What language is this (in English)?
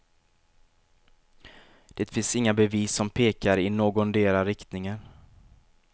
Swedish